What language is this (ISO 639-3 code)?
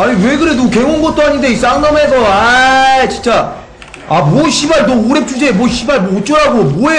kor